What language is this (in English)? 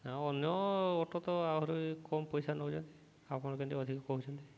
Odia